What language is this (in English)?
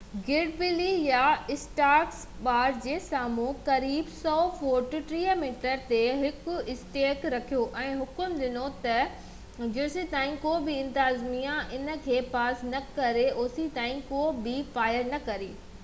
Sindhi